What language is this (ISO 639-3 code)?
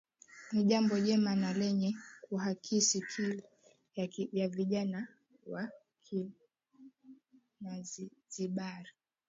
swa